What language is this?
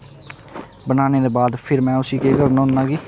Dogri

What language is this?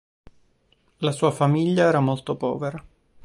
Italian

